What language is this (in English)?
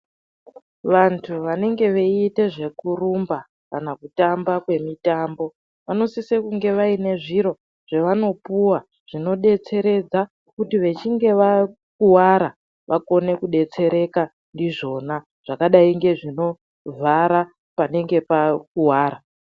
Ndau